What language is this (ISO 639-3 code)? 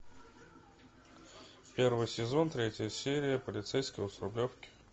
rus